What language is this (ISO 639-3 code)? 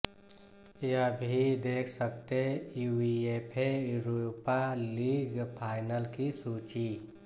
hin